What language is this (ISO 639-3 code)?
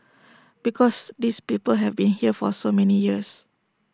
eng